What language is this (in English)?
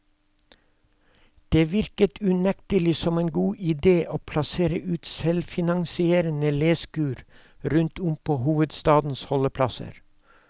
Norwegian